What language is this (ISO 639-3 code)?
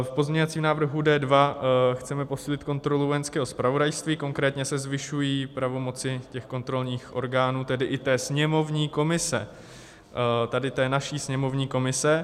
ces